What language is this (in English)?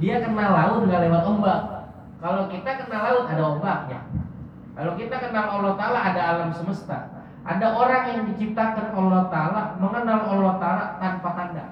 Indonesian